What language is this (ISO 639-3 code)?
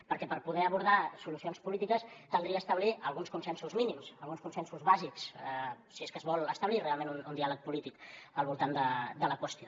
cat